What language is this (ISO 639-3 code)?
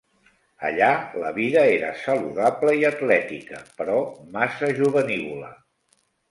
cat